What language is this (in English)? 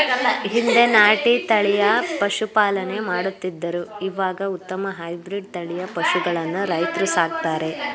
Kannada